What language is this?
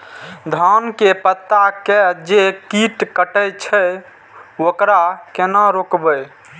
Maithili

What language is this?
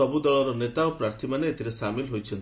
Odia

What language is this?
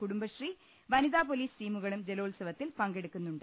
Malayalam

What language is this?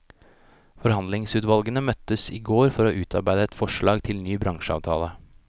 Norwegian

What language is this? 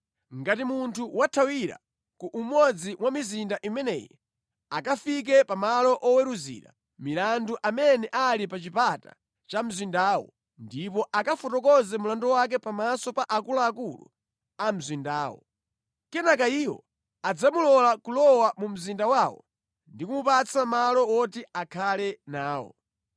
Nyanja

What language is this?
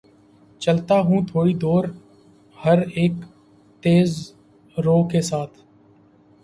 Urdu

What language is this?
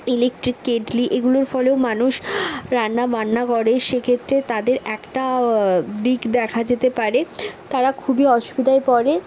Bangla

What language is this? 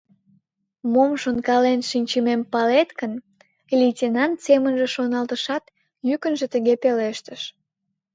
Mari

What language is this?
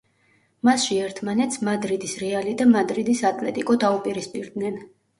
Georgian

